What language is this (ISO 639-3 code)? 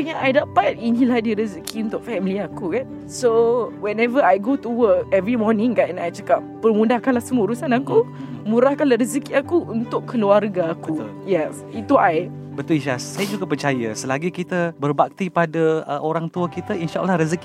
msa